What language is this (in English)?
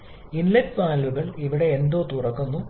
Malayalam